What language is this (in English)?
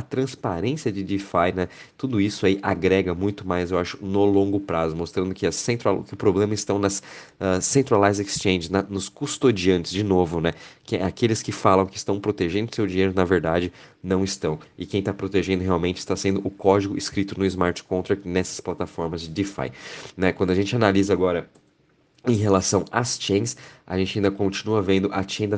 Portuguese